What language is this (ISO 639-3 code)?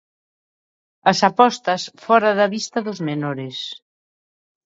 glg